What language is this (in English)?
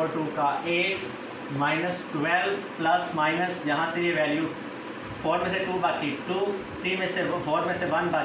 Hindi